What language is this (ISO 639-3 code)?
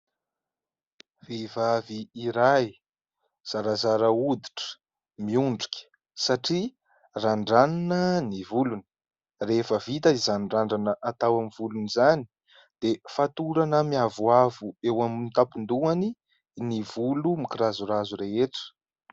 mlg